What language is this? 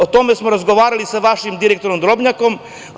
Serbian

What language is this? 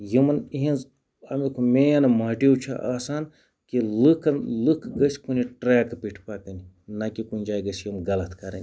Kashmiri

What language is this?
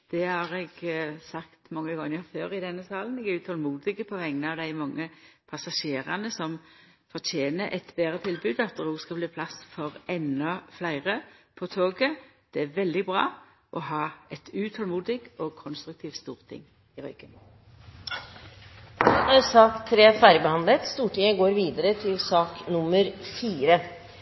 Norwegian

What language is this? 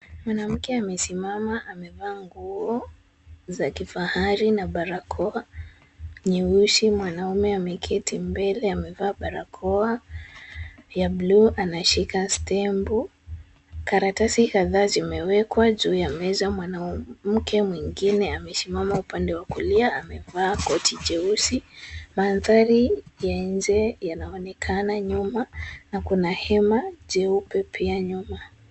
Swahili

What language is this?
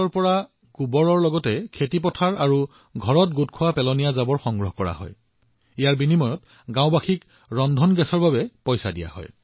Assamese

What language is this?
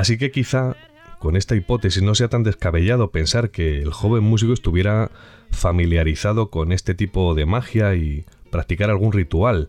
Spanish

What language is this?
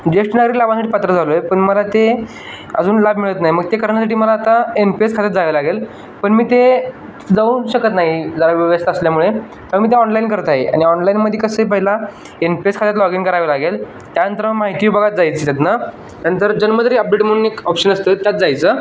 Marathi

